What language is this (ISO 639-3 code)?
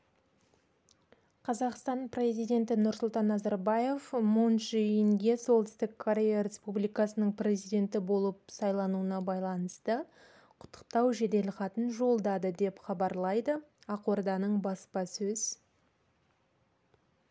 kaz